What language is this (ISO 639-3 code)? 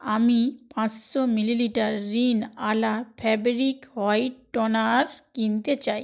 ben